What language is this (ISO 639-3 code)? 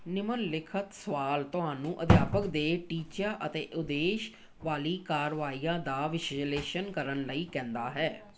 pan